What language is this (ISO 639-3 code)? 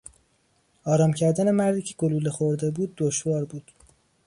fas